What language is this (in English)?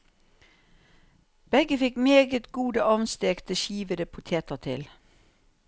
Norwegian